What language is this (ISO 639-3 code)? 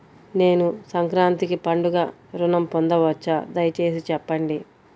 tel